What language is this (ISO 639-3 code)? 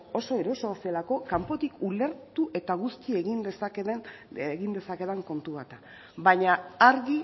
eus